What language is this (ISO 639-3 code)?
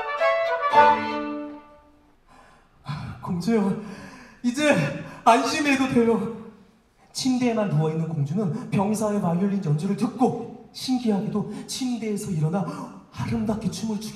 kor